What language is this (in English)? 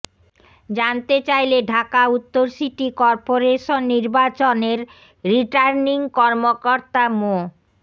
Bangla